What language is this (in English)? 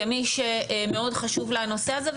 Hebrew